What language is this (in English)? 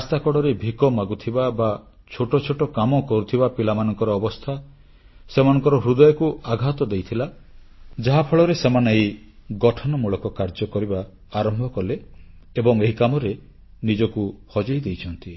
Odia